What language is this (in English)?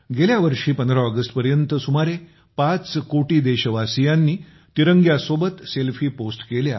Marathi